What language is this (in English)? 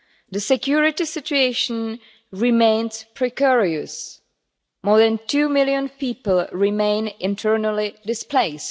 English